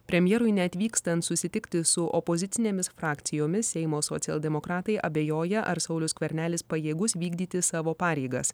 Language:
Lithuanian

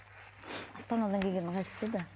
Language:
Kazakh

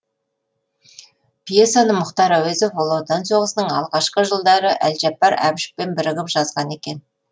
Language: Kazakh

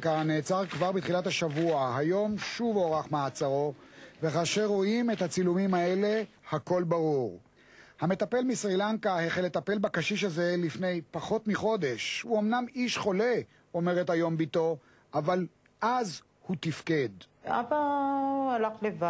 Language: Hebrew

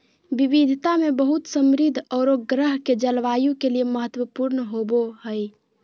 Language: Magahi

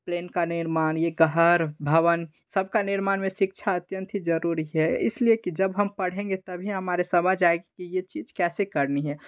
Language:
Hindi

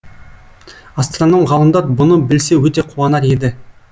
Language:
Kazakh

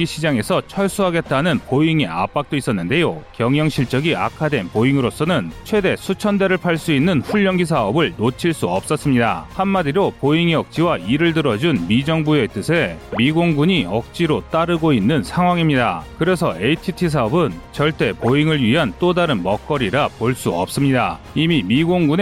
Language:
Korean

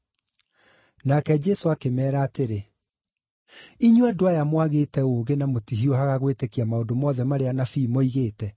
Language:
Kikuyu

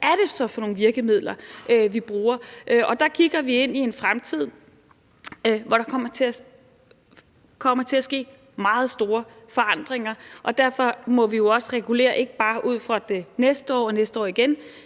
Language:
Danish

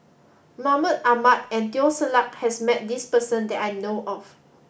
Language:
English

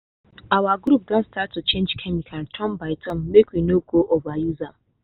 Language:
Nigerian Pidgin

